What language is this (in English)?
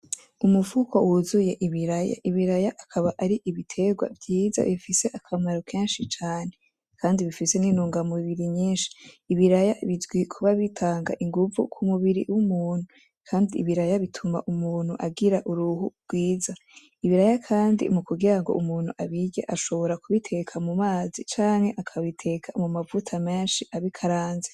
Rundi